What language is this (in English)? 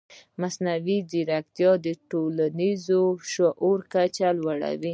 Pashto